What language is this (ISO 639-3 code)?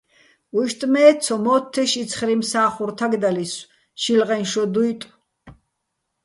bbl